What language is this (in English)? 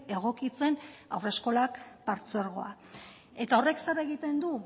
Basque